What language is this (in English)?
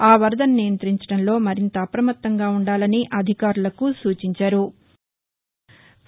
Telugu